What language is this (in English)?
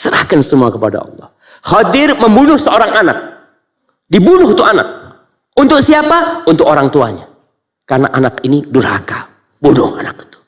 Indonesian